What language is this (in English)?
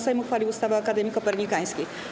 Polish